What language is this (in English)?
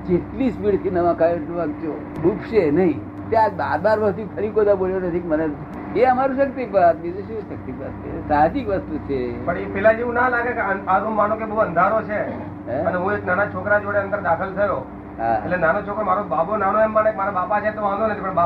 Gujarati